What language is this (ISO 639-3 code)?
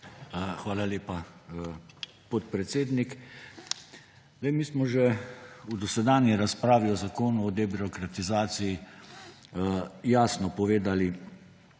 slv